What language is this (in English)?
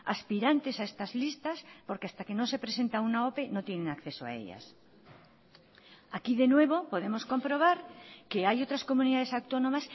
Spanish